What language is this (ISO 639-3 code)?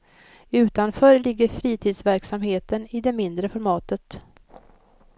swe